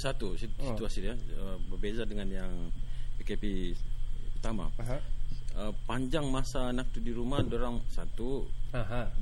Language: Malay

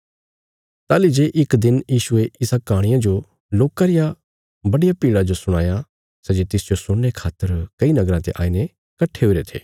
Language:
Bilaspuri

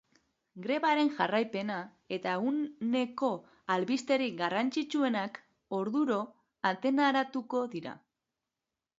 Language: Basque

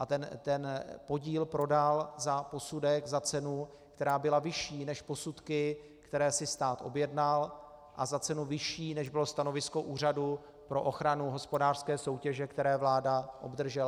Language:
Czech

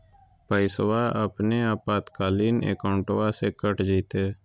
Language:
Magahi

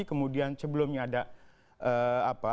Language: Indonesian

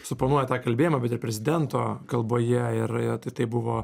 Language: Lithuanian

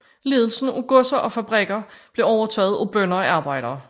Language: Danish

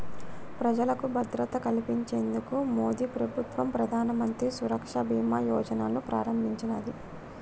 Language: Telugu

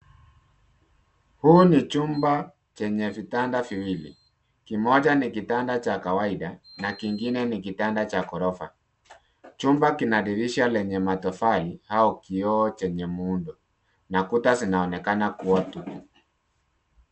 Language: Swahili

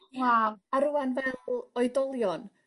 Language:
Welsh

